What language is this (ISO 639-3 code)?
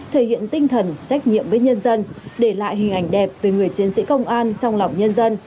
vie